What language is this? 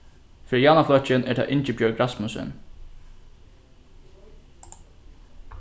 Faroese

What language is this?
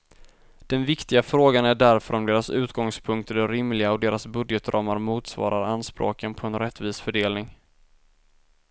Swedish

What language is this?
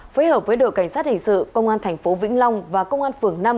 Vietnamese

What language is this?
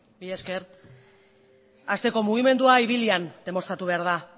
Basque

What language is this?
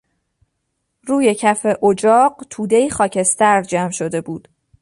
Persian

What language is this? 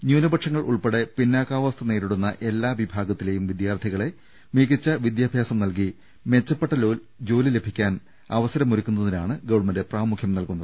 Malayalam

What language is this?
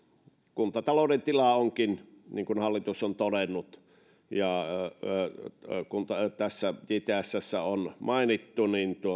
Finnish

